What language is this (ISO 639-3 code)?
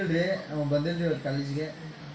kan